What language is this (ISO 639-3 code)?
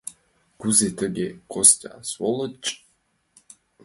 chm